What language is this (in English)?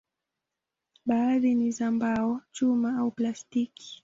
Swahili